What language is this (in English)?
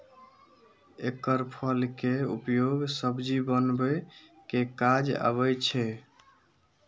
Maithili